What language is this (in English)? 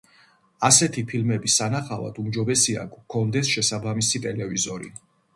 Georgian